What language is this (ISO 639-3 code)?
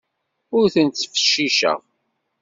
kab